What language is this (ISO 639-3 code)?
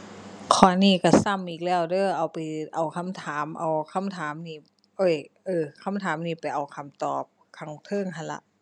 tha